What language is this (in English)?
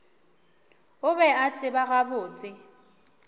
Northern Sotho